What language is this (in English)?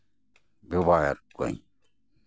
Santali